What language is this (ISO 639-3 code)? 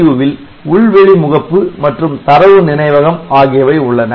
tam